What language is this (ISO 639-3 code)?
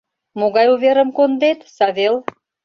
chm